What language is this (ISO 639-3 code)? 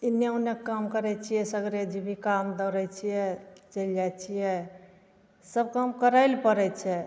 mai